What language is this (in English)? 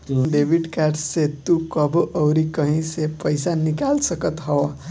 Bhojpuri